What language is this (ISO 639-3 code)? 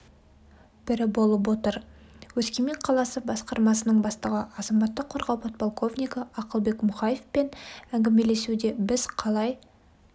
kaz